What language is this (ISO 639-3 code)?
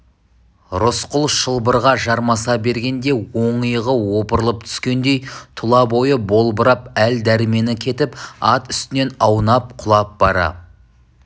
kaz